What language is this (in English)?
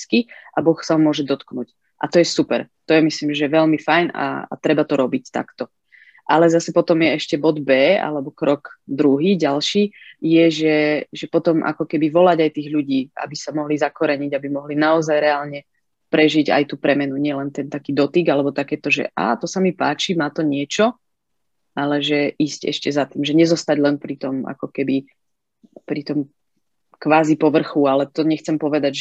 Slovak